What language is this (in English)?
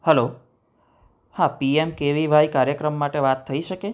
Gujarati